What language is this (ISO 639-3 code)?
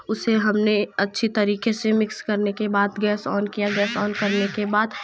hin